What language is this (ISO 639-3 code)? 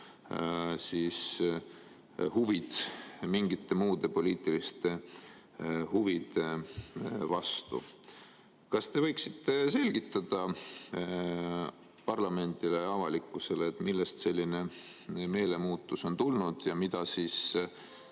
est